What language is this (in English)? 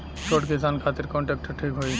Bhojpuri